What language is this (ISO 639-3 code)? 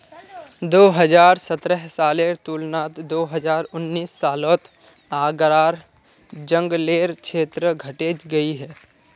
mag